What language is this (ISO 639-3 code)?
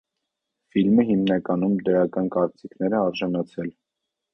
hye